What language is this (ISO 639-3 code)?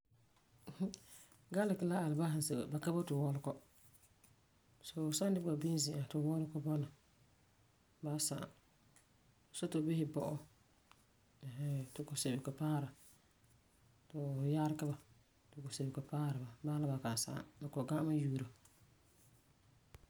gur